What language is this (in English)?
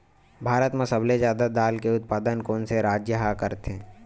Chhattisgarhi